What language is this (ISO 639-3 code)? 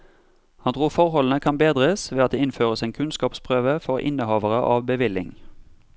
nor